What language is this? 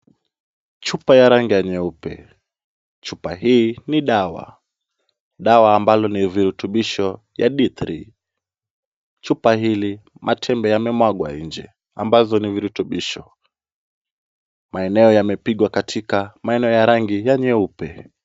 Swahili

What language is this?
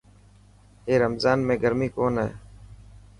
Dhatki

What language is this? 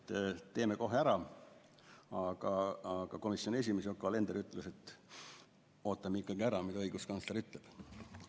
Estonian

